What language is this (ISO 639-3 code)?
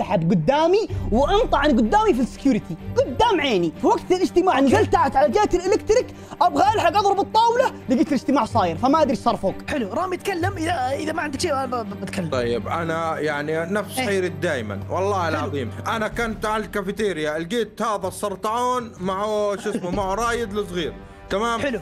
ara